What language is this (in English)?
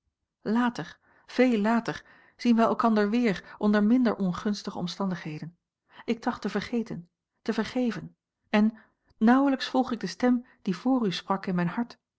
Dutch